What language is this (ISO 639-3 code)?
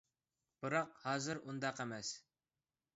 uig